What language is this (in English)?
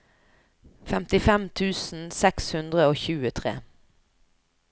Norwegian